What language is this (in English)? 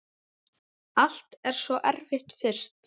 Icelandic